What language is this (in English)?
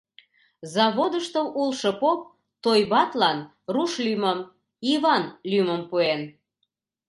Mari